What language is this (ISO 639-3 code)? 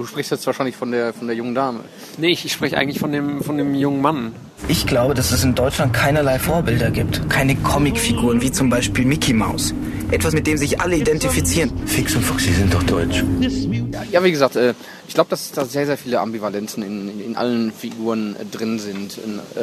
deu